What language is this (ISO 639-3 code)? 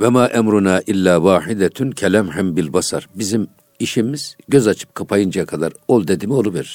tur